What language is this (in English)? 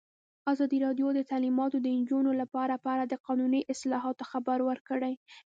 Pashto